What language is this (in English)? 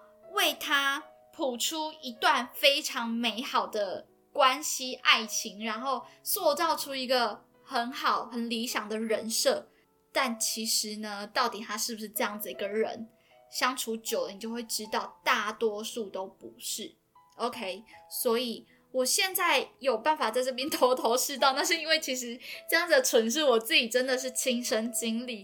Chinese